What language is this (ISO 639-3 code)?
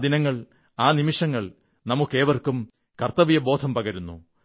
mal